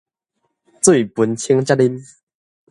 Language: Min Nan Chinese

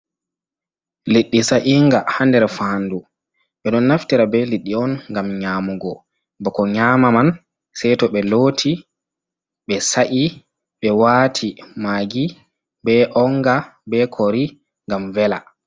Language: Fula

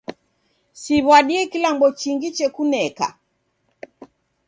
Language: Taita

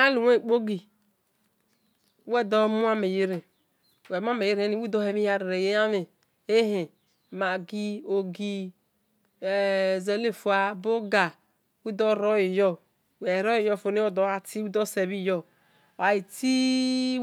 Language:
Esan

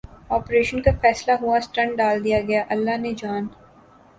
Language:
Urdu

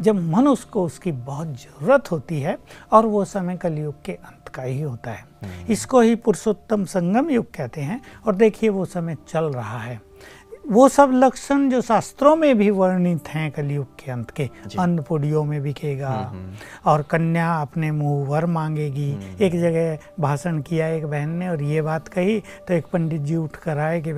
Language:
Hindi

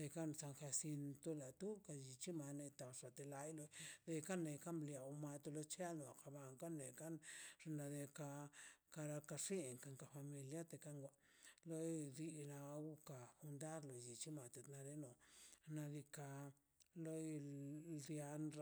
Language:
Mazaltepec Zapotec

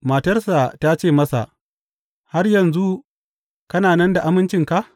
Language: Hausa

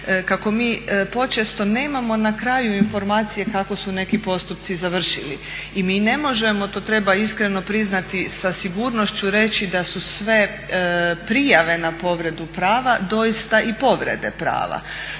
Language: Croatian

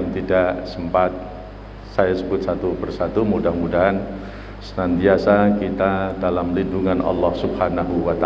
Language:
Indonesian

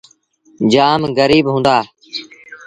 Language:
Sindhi Bhil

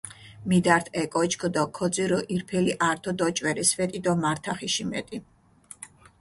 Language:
Mingrelian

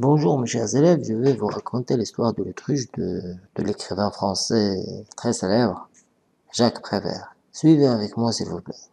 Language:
French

